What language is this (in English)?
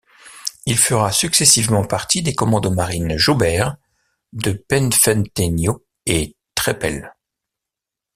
French